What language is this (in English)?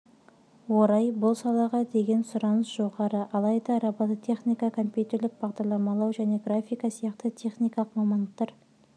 Kazakh